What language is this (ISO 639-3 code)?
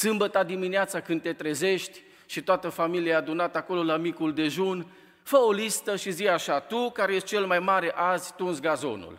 ron